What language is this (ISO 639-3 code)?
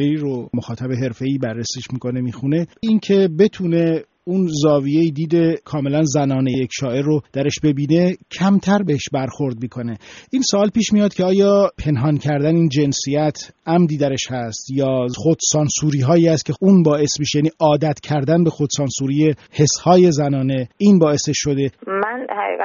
fas